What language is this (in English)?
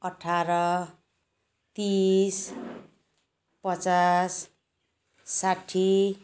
Nepali